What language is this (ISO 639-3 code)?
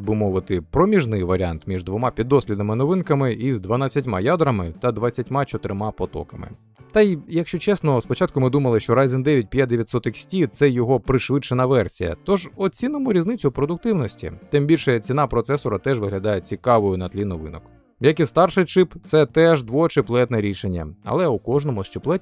ukr